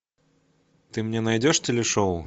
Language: Russian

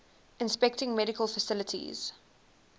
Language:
English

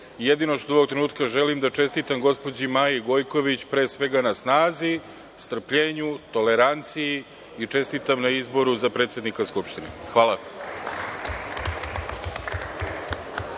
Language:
Serbian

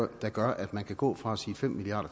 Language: Danish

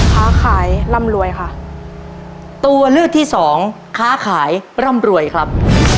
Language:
Thai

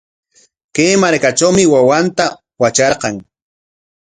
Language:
Corongo Ancash Quechua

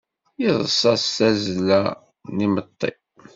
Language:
Kabyle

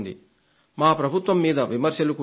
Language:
Telugu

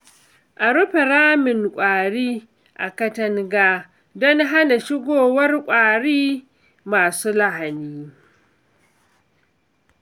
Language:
Hausa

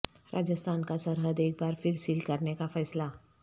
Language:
Urdu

